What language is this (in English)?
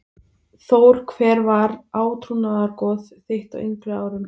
Icelandic